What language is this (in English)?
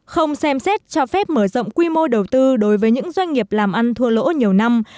Vietnamese